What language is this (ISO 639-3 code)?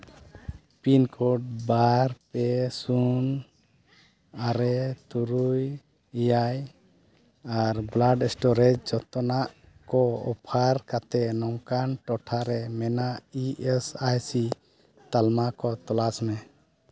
sat